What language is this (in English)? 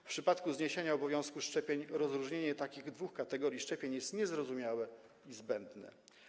Polish